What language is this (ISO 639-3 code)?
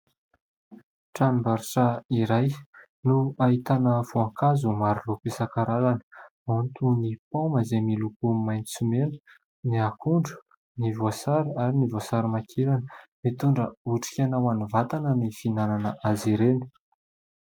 mlg